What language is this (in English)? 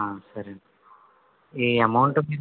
Telugu